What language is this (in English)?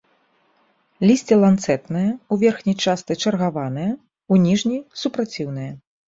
Belarusian